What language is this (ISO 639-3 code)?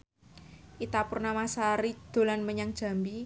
jav